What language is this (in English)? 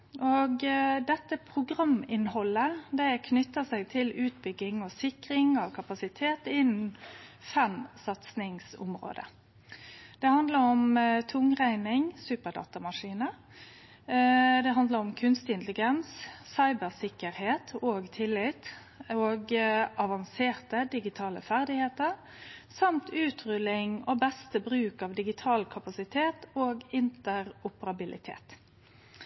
Norwegian Nynorsk